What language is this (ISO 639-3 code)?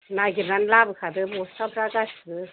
brx